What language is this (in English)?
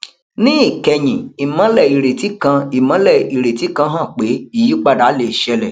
Yoruba